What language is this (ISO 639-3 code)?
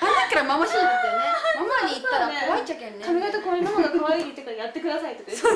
jpn